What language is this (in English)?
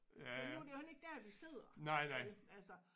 Danish